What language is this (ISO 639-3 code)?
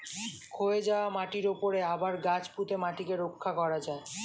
ben